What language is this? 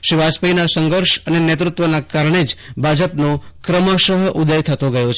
Gujarati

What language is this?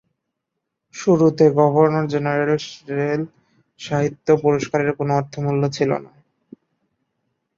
Bangla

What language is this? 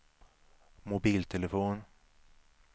Swedish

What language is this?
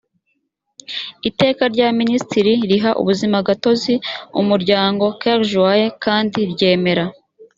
Kinyarwanda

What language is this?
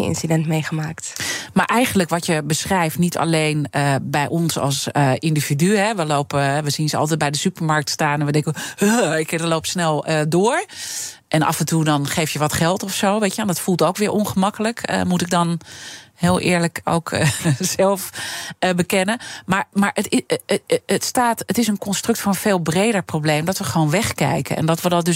Dutch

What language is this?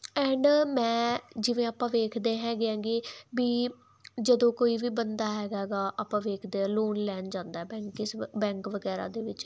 Punjabi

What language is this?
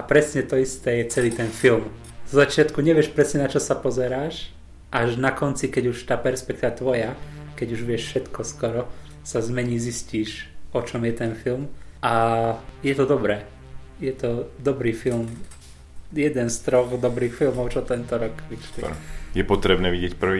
Slovak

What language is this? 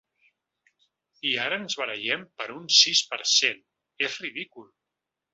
Catalan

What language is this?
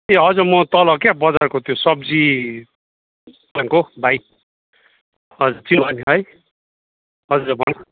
Nepali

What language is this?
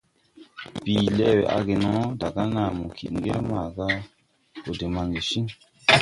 Tupuri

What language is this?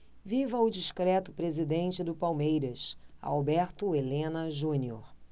Portuguese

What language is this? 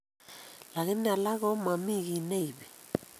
Kalenjin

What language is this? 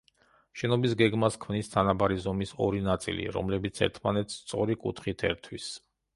Georgian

